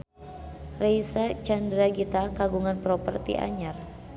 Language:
Sundanese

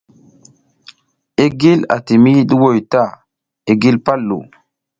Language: South Giziga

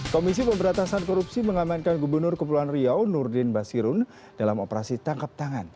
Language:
Indonesian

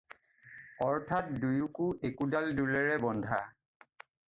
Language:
Assamese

